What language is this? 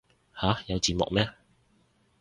Cantonese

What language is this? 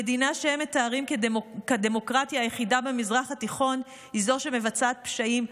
Hebrew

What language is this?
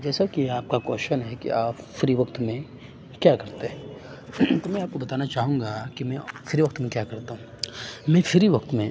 Urdu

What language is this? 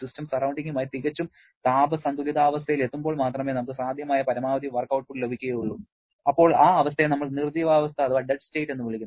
Malayalam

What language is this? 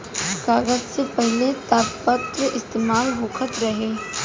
Bhojpuri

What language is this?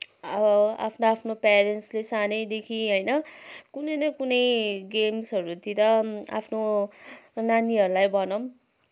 Nepali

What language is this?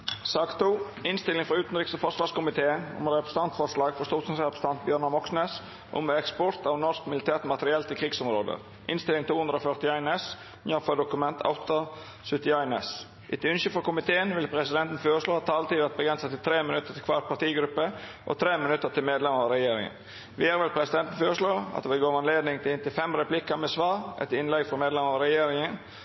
Norwegian Nynorsk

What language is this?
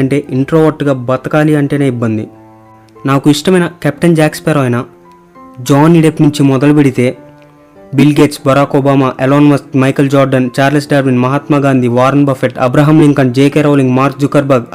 Telugu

